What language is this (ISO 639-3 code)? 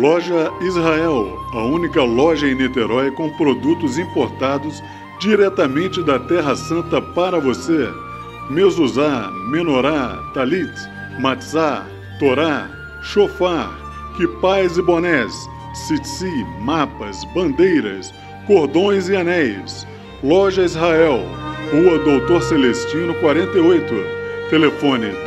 por